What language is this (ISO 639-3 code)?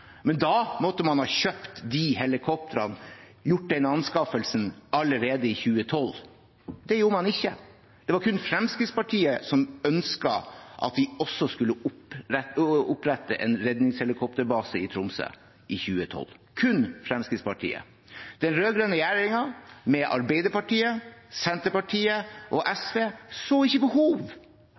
nob